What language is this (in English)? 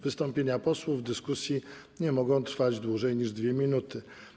Polish